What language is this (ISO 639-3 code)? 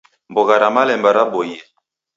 dav